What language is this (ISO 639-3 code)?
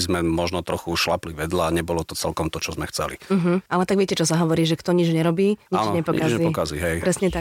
slk